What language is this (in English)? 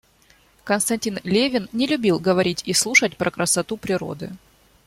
Russian